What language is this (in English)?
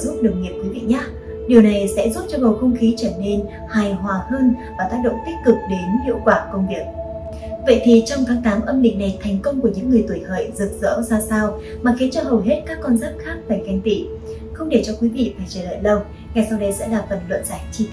Vietnamese